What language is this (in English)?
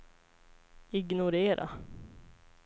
Swedish